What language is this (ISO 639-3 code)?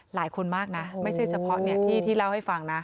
tha